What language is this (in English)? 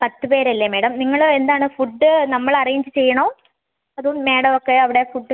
Malayalam